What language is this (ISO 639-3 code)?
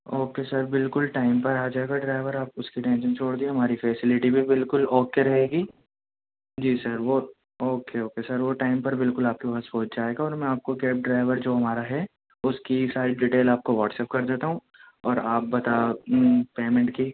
urd